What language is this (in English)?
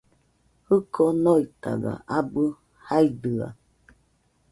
Nüpode Huitoto